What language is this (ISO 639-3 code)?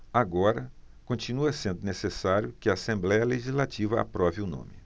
por